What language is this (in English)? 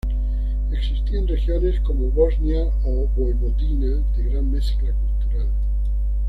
Spanish